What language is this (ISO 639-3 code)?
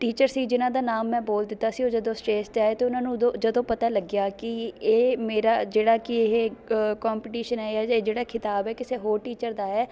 pan